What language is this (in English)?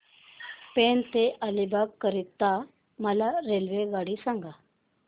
Marathi